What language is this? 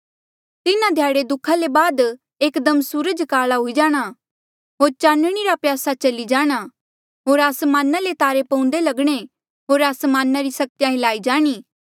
Mandeali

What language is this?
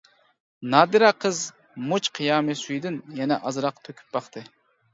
Uyghur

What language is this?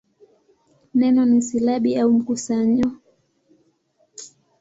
Swahili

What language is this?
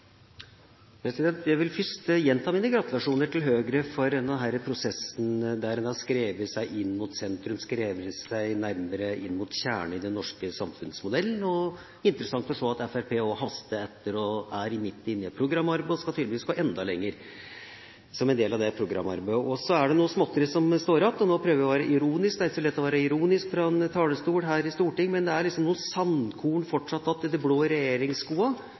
Norwegian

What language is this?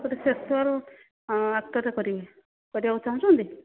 Odia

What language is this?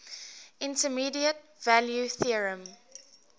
English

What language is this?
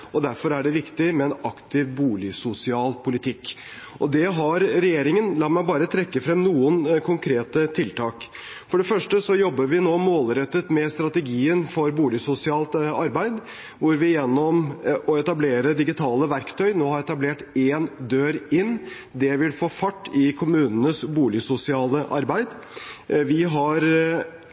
Norwegian Bokmål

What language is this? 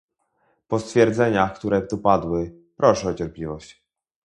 Polish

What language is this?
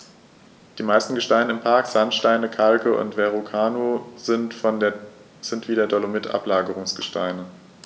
German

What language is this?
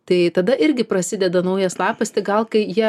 Lithuanian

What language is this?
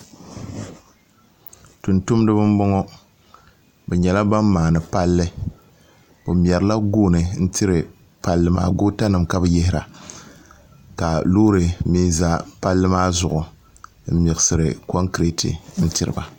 Dagbani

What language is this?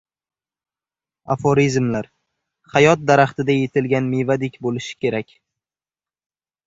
Uzbek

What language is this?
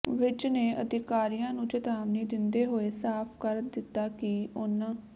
Punjabi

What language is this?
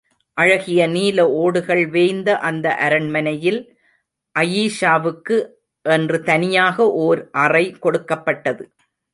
Tamil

